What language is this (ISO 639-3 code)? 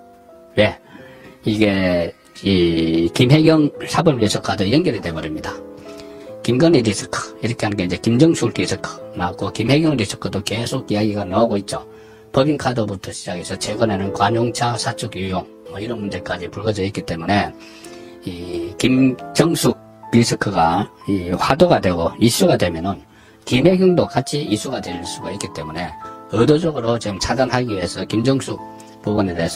kor